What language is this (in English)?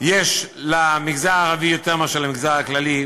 Hebrew